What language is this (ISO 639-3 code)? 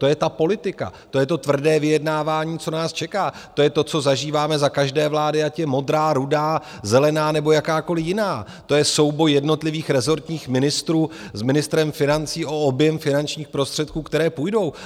ces